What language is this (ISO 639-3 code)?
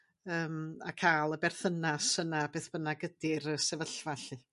cym